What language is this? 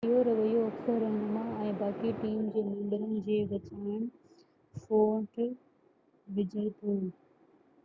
Sindhi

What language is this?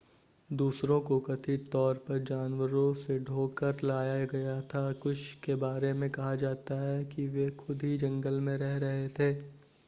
Hindi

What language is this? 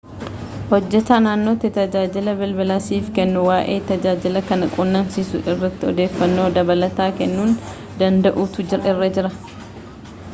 Oromo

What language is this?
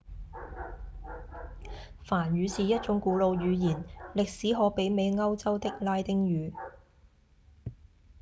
Cantonese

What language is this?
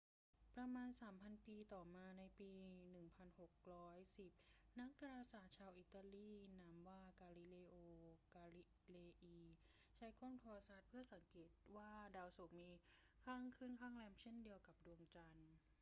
Thai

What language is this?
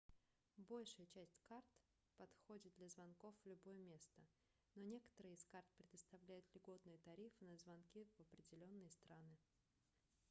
Russian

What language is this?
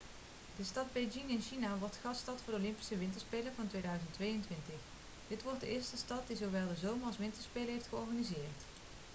Dutch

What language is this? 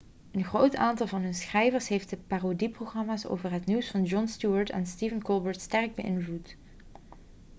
Dutch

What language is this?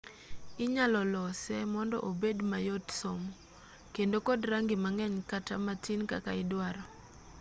Luo (Kenya and Tanzania)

